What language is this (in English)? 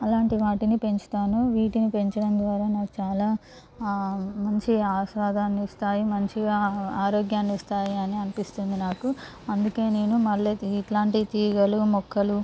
Telugu